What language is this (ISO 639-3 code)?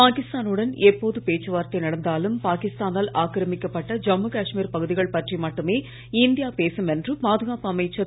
tam